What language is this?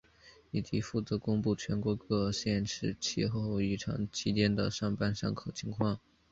Chinese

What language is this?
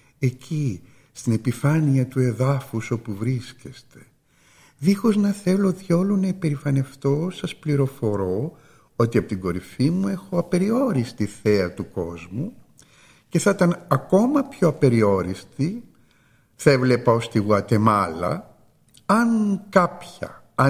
Greek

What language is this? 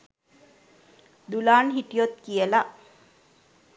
Sinhala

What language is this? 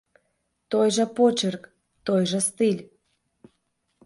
Belarusian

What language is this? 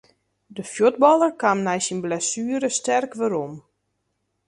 Western Frisian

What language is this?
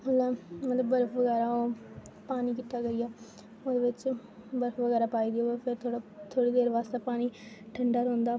Dogri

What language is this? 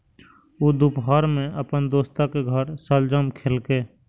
Maithili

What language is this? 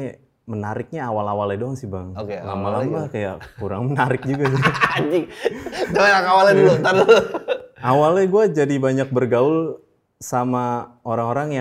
Indonesian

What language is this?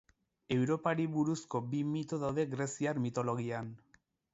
Basque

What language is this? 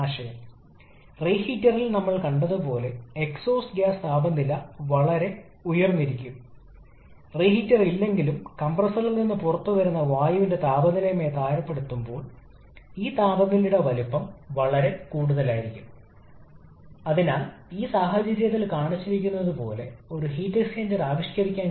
Malayalam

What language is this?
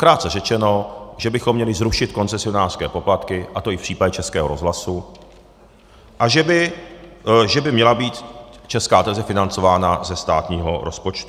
Czech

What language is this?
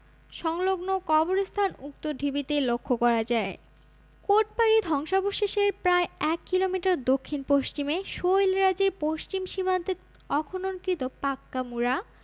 Bangla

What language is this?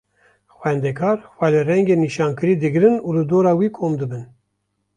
Kurdish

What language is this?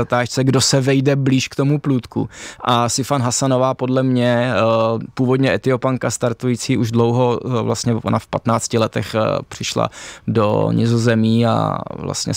Czech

